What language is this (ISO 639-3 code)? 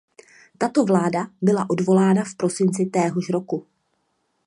ces